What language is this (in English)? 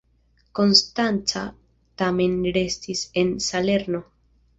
Esperanto